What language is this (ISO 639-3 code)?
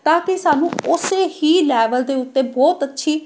pan